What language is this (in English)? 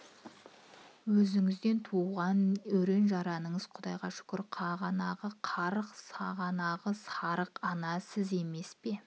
Kazakh